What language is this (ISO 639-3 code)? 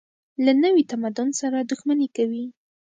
pus